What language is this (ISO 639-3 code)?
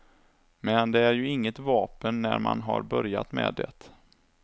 swe